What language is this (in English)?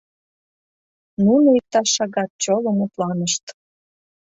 Mari